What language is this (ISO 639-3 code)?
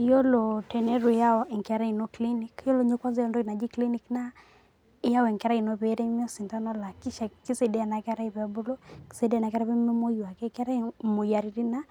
mas